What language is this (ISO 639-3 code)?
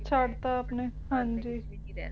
pan